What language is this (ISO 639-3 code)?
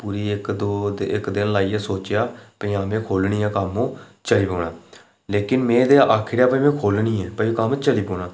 doi